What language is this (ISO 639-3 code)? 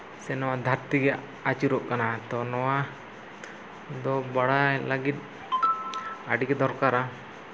sat